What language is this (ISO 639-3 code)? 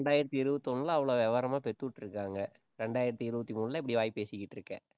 tam